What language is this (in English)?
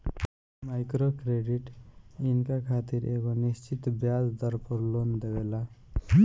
Bhojpuri